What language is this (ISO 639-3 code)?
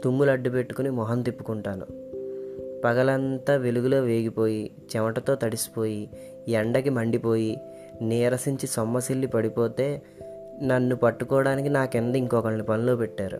tel